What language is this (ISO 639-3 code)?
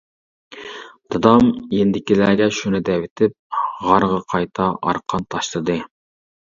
uig